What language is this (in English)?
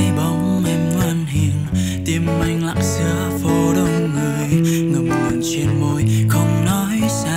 Vietnamese